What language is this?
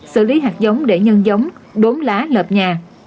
Vietnamese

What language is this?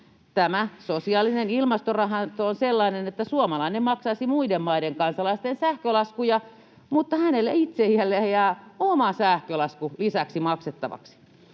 Finnish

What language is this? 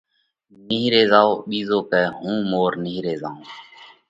Parkari Koli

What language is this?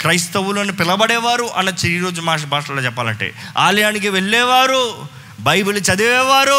Telugu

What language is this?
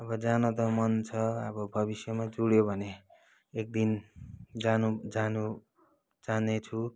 Nepali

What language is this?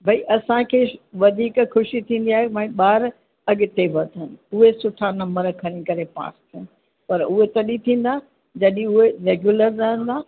Sindhi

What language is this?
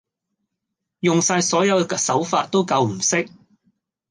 Cantonese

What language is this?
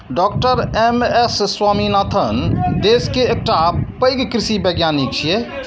Maithili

